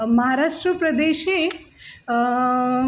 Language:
Sanskrit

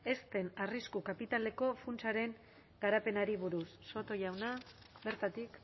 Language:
Basque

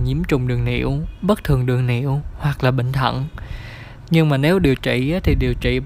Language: Vietnamese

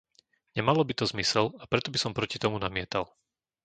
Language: Slovak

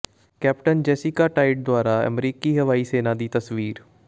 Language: Punjabi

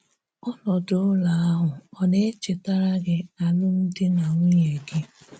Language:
Igbo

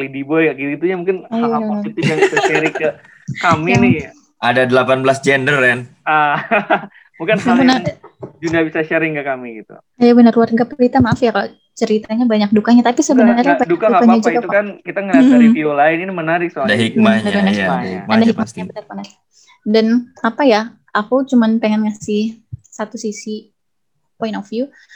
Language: Indonesian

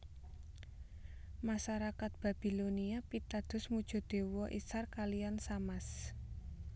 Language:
Javanese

